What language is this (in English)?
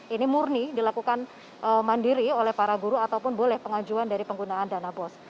Indonesian